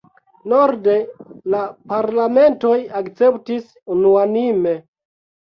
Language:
Esperanto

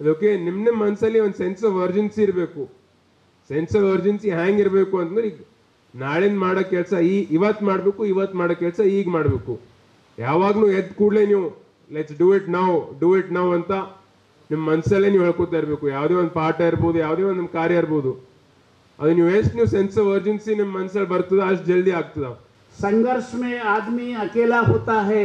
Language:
Kannada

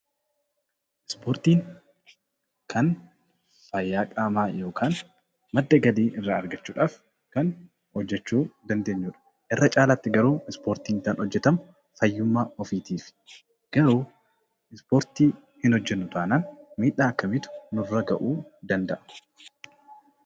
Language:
Oromo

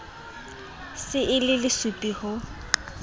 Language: Southern Sotho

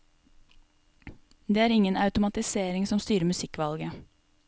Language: Norwegian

